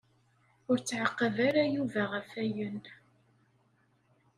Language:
Kabyle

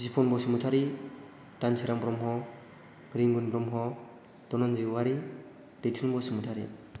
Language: Bodo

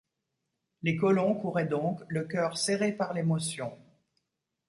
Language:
French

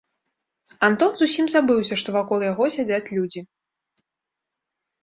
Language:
Belarusian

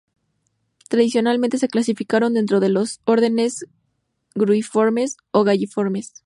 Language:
Spanish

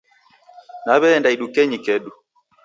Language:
Taita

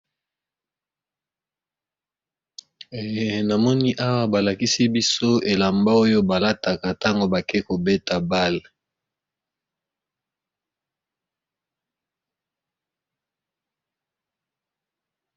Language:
Lingala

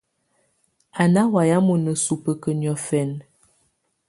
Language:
Tunen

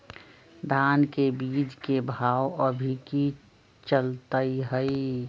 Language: Magahi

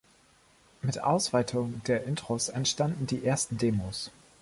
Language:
German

